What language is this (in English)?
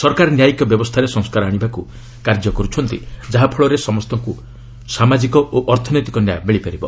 Odia